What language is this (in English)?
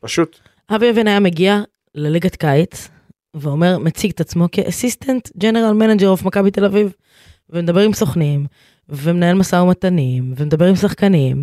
Hebrew